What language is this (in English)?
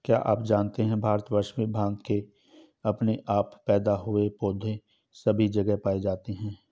Hindi